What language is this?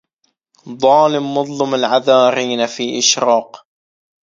Arabic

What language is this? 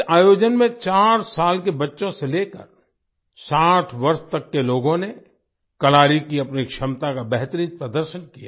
Hindi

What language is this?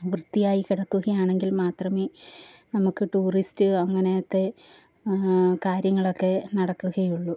Malayalam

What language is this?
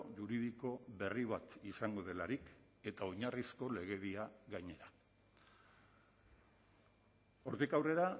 Basque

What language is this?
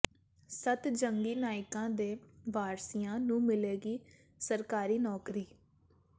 Punjabi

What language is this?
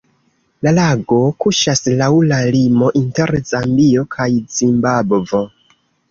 Esperanto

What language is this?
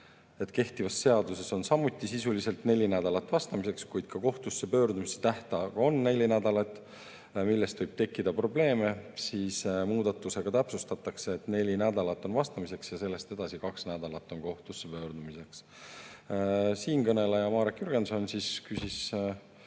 Estonian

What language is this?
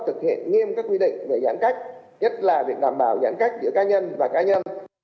Vietnamese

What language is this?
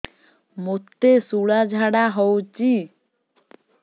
Odia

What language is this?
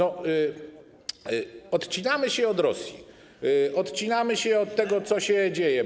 Polish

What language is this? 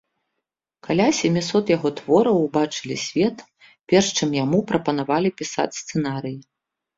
Belarusian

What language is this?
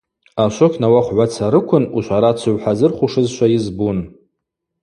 Abaza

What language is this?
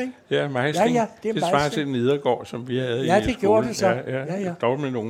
Danish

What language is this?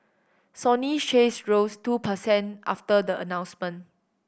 English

